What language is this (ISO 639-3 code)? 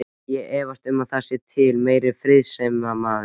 isl